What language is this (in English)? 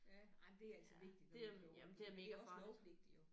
Danish